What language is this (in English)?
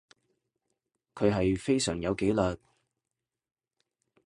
Cantonese